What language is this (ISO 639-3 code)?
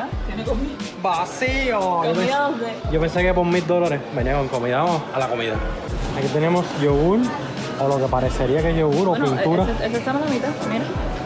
spa